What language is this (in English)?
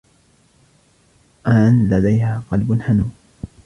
Arabic